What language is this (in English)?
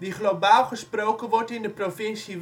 Dutch